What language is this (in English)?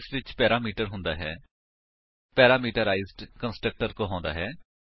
Punjabi